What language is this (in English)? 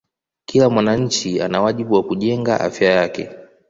Swahili